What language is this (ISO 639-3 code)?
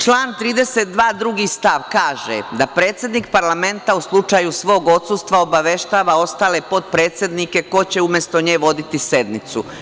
srp